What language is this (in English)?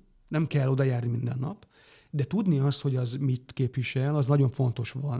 Hungarian